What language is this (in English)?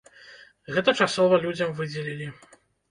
Belarusian